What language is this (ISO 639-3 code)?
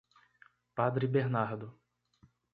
por